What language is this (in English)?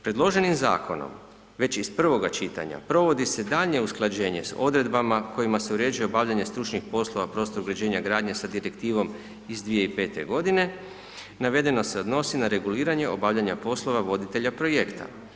Croatian